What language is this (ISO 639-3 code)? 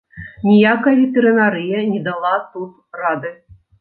bel